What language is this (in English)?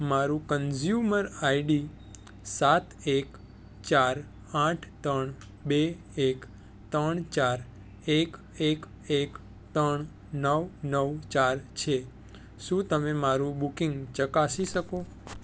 Gujarati